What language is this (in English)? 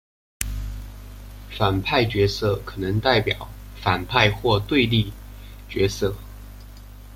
Chinese